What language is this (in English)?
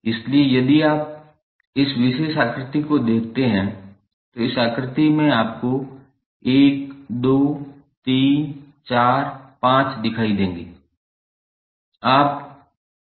Hindi